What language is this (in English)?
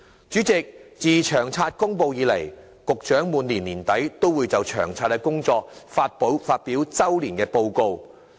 Cantonese